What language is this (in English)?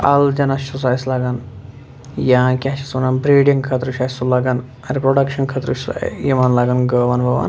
Kashmiri